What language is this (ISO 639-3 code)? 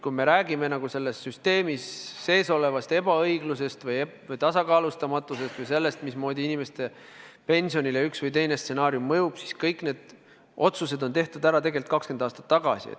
est